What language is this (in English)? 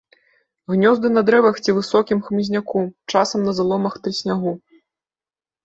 Belarusian